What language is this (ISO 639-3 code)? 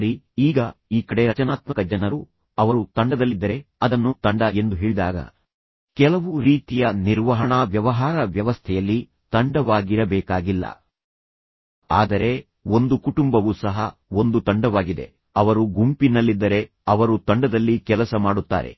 kan